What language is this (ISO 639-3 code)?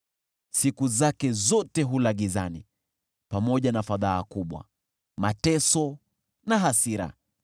swa